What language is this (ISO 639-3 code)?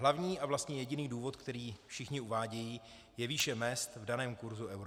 ces